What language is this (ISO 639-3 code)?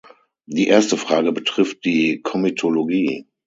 deu